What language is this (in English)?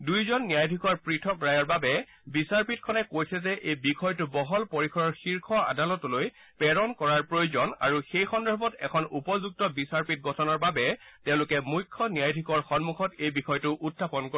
Assamese